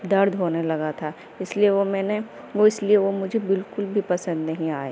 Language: Urdu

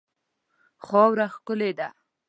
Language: Pashto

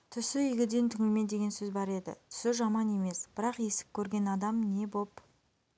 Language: Kazakh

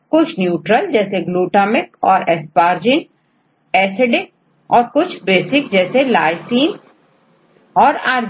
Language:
Hindi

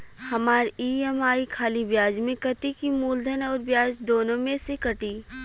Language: Bhojpuri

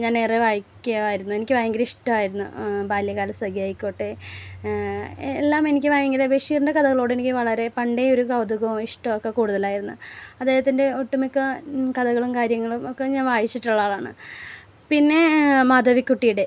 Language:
Malayalam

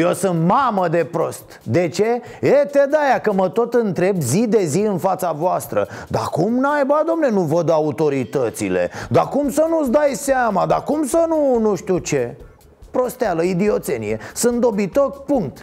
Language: Romanian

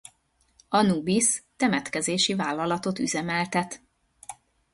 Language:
Hungarian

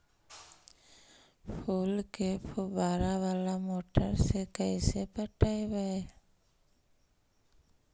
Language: Magahi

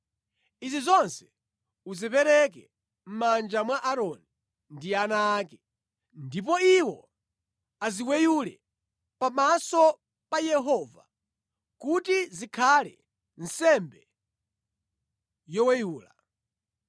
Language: Nyanja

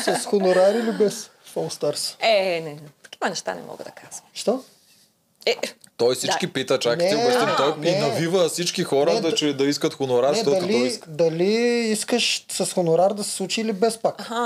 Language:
Bulgarian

